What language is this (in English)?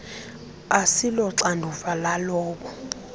Xhosa